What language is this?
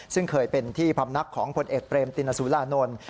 Thai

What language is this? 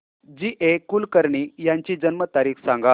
Marathi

